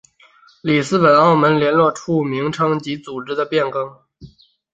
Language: Chinese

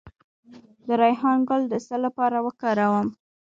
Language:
Pashto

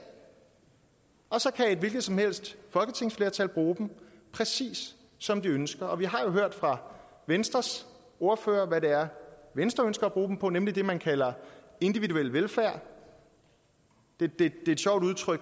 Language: Danish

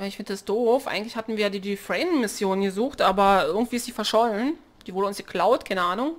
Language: German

